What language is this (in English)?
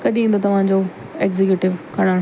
Sindhi